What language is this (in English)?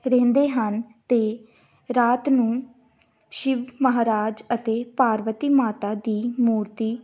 Punjabi